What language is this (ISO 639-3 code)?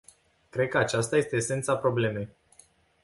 ron